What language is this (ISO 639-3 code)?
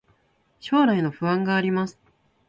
jpn